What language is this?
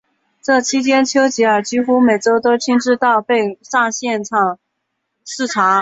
Chinese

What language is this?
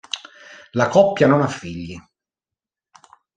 Italian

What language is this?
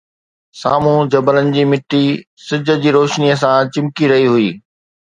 Sindhi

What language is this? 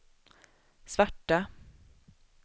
Swedish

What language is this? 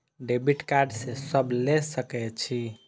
Maithili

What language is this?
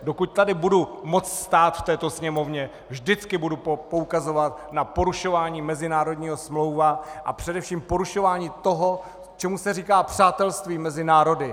Czech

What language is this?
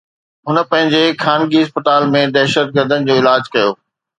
Sindhi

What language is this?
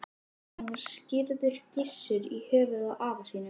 Icelandic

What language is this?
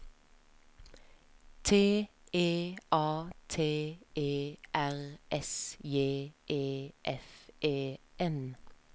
Norwegian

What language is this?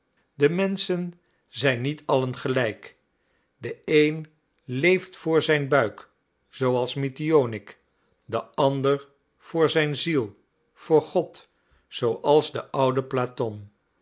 Dutch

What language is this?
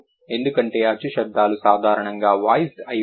Telugu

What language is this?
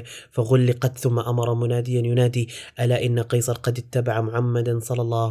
Arabic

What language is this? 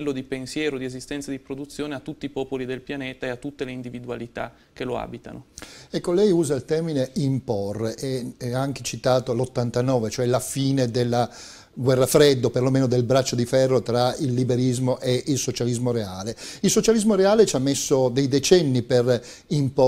Italian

